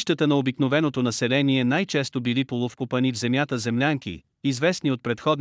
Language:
Bulgarian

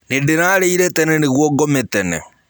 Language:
Kikuyu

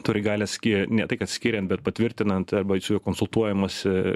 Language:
Lithuanian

